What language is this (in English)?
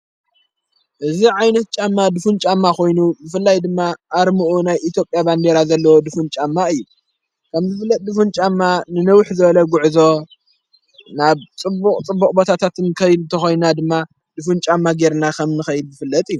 Tigrinya